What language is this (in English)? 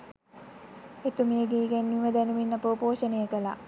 Sinhala